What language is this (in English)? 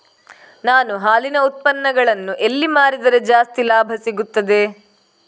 Kannada